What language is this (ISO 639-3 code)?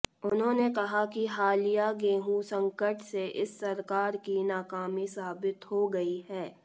hin